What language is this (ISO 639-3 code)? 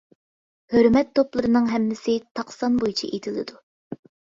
uig